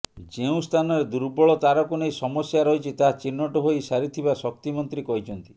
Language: Odia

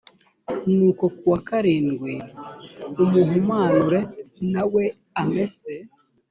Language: Kinyarwanda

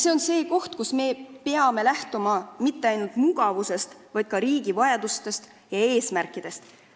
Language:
Estonian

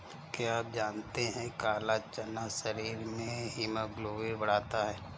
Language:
Hindi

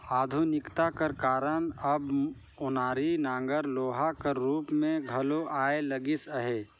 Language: Chhattisgarhi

